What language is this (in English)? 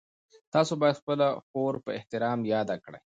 Pashto